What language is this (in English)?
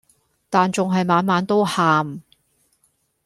Cantonese